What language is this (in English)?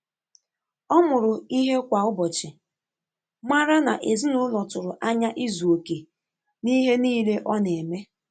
Igbo